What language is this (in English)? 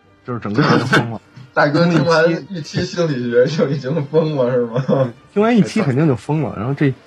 Chinese